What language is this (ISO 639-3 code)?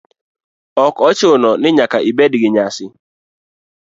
luo